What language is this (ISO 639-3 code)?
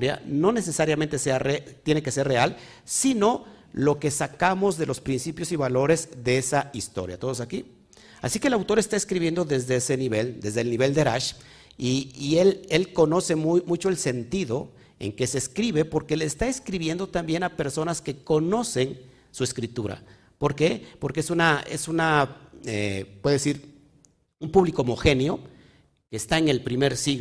spa